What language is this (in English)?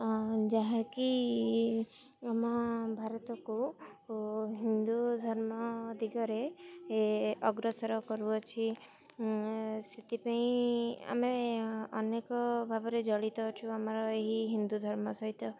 Odia